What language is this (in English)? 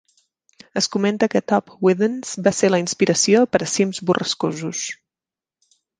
Catalan